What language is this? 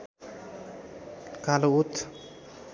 Nepali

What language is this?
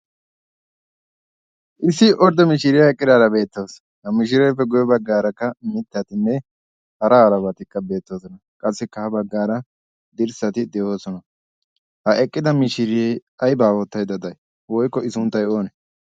Wolaytta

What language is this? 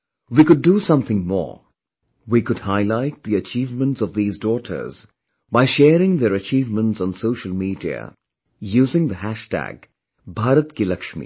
English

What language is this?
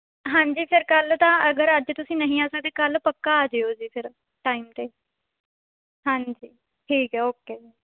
Punjabi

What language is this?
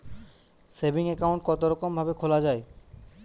Bangla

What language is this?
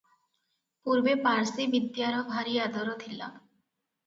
Odia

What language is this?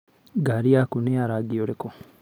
Kikuyu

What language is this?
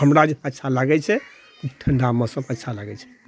Maithili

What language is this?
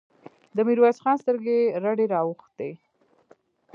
Pashto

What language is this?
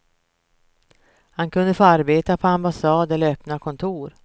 Swedish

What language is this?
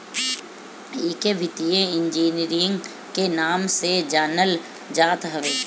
Bhojpuri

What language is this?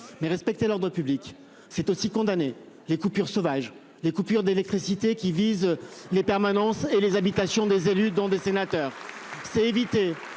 French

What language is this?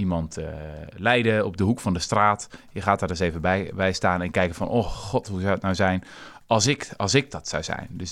Dutch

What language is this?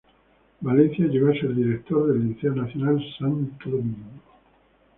Spanish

